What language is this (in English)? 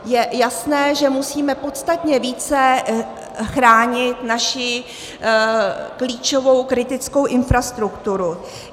Czech